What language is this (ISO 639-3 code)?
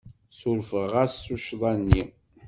kab